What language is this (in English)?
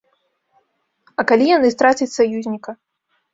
Belarusian